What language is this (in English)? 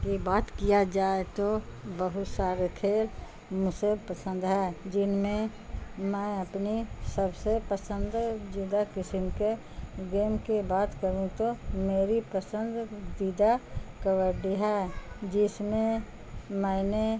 Urdu